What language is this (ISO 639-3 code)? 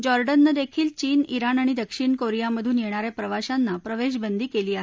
mar